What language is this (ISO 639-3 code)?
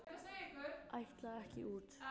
isl